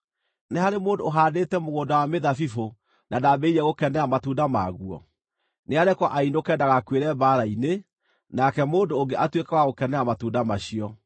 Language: Kikuyu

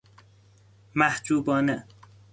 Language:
Persian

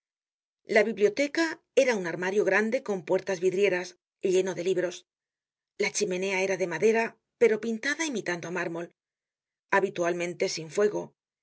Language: Spanish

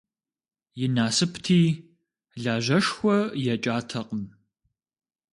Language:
Kabardian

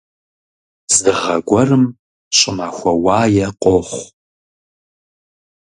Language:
Kabardian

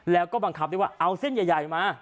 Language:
Thai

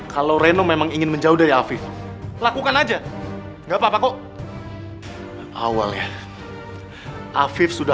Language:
Indonesian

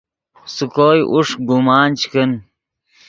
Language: Yidgha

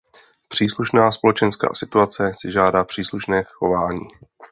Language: Czech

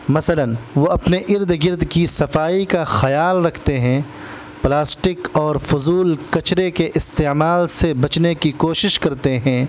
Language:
Urdu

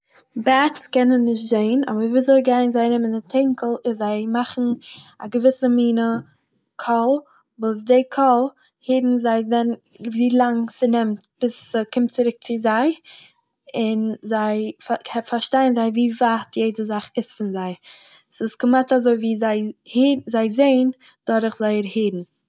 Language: Yiddish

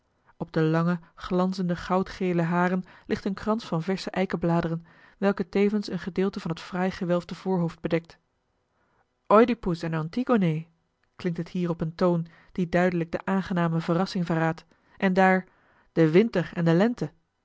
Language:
Dutch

